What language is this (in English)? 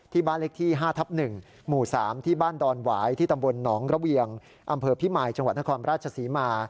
Thai